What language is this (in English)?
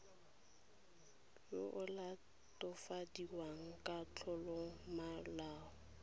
Tswana